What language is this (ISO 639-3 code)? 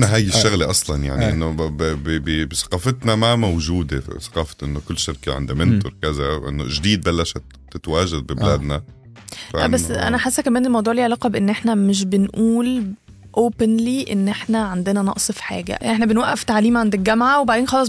ara